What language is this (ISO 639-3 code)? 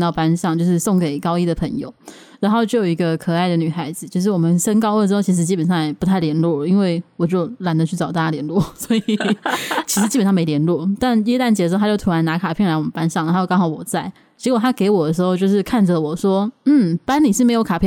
zho